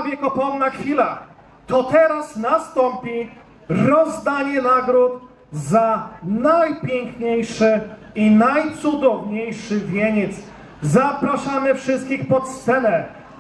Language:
Polish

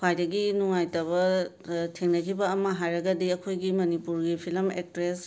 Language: Manipuri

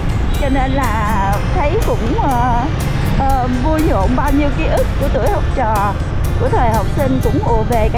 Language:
Vietnamese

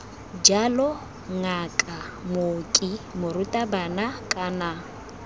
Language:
Tswana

